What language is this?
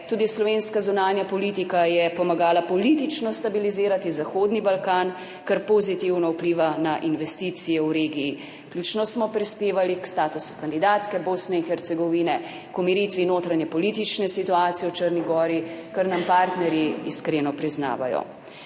Slovenian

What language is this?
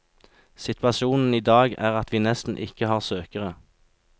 Norwegian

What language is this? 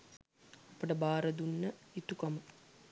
Sinhala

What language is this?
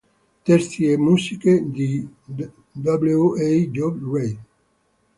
Italian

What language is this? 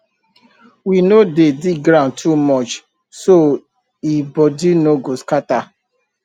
Nigerian Pidgin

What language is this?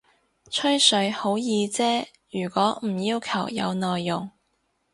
Cantonese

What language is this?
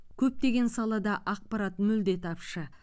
Kazakh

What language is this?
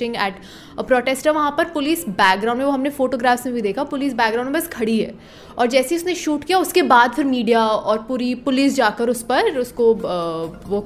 Hindi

